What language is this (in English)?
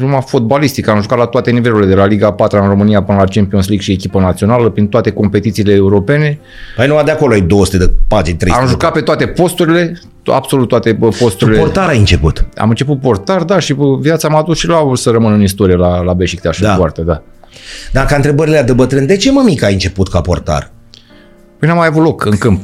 Romanian